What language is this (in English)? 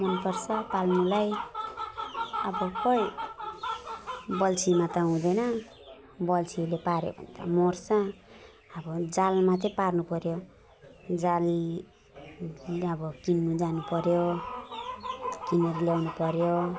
Nepali